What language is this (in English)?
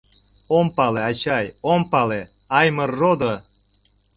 Mari